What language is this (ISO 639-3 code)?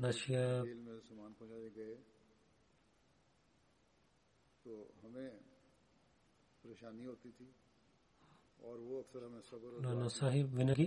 bul